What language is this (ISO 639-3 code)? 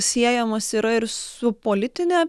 lit